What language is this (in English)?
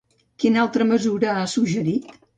Catalan